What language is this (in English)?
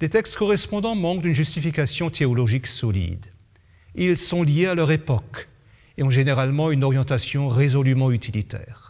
French